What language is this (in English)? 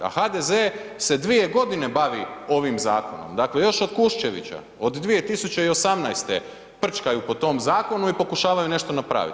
Croatian